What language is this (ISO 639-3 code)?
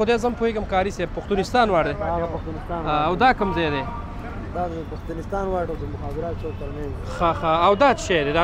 ara